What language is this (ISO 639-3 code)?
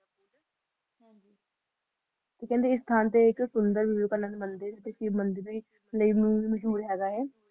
pan